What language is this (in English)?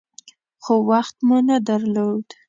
Pashto